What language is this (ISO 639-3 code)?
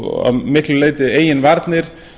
isl